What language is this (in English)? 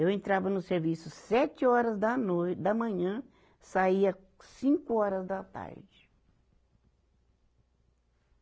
Portuguese